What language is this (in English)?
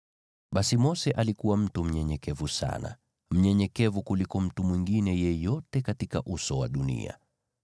Swahili